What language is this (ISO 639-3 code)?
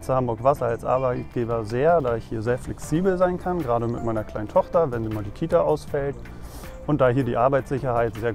deu